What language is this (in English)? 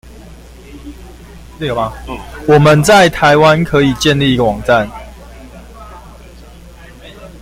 Chinese